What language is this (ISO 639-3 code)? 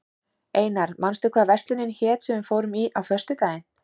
isl